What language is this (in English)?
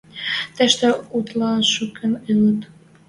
Western Mari